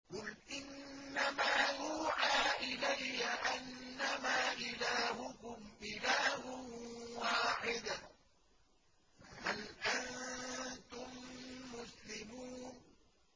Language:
Arabic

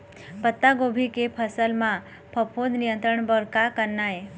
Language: Chhattisgarhi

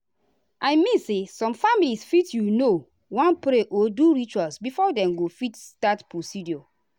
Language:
Nigerian Pidgin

